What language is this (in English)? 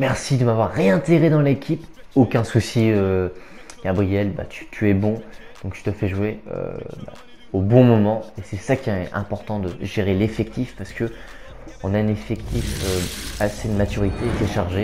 French